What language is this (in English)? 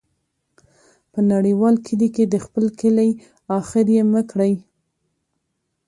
Pashto